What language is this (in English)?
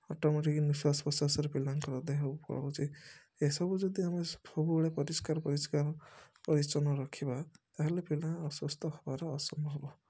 Odia